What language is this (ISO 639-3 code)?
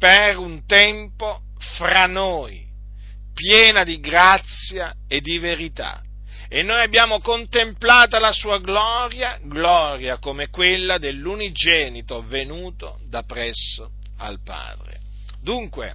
ita